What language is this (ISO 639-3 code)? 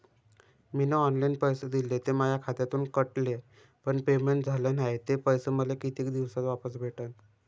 mar